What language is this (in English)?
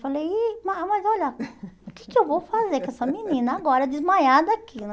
Portuguese